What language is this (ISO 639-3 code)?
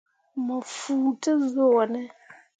mua